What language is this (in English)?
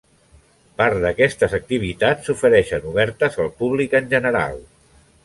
Catalan